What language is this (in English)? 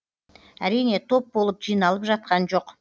Kazakh